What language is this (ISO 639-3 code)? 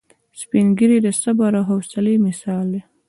pus